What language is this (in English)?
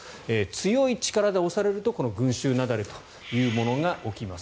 Japanese